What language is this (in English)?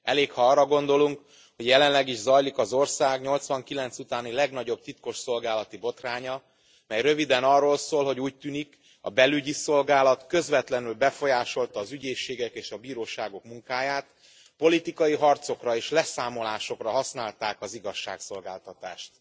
Hungarian